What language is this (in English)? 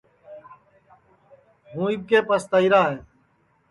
Sansi